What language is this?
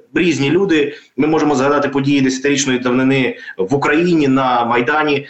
Ukrainian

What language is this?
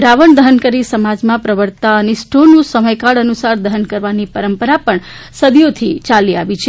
Gujarati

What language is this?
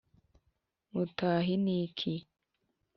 Kinyarwanda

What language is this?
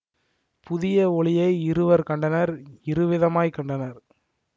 Tamil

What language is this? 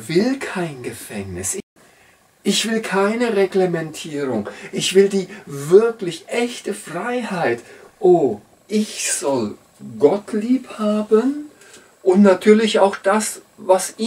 German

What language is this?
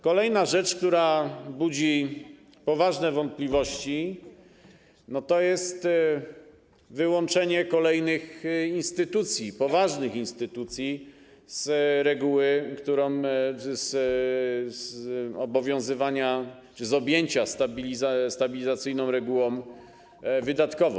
Polish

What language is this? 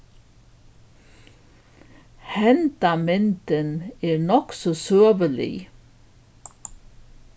Faroese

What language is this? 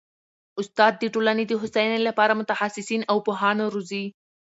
Pashto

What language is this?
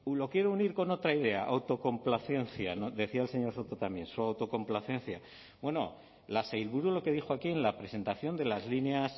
Spanish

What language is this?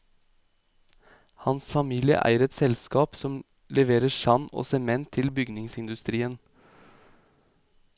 Norwegian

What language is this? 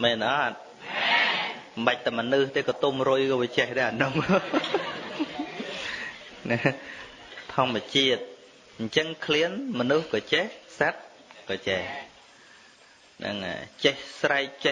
Vietnamese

